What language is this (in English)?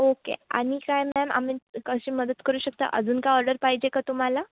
Marathi